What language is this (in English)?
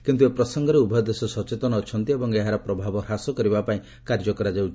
Odia